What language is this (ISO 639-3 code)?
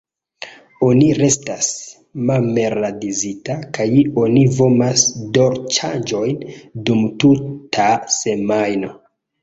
epo